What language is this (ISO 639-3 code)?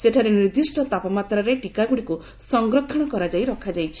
ori